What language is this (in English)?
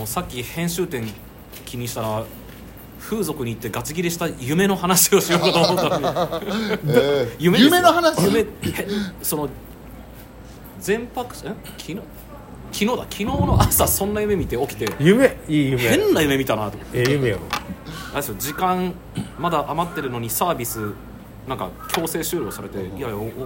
Japanese